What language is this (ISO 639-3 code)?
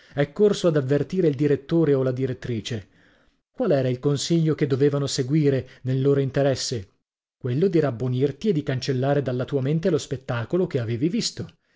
ita